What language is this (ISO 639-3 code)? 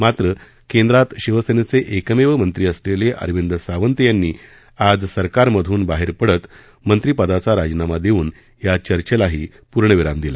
mar